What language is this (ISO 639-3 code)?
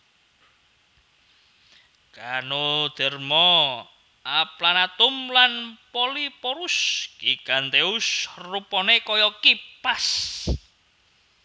jav